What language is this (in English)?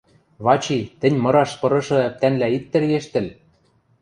Western Mari